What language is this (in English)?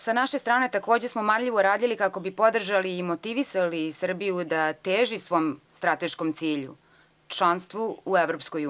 Serbian